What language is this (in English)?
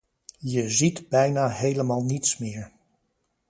Dutch